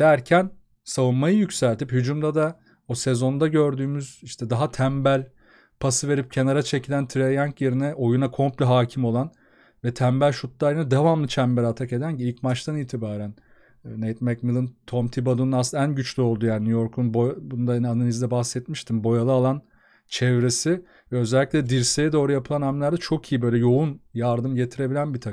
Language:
Turkish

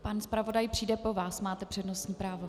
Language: Czech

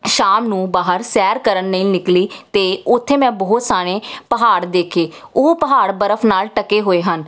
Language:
Punjabi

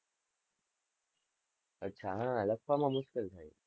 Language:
Gujarati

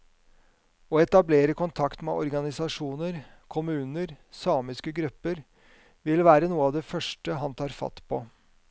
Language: Norwegian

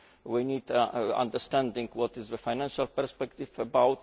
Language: English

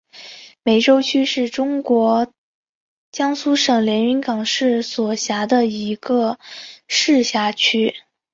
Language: Chinese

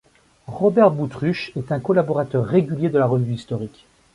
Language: French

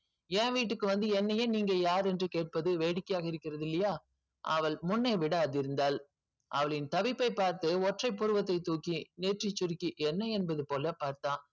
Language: Tamil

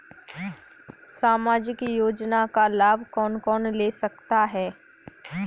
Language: Hindi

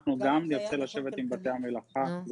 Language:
Hebrew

